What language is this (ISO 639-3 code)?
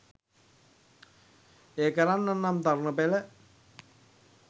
sin